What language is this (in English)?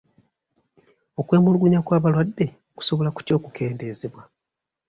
Ganda